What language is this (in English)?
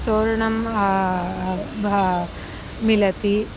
Sanskrit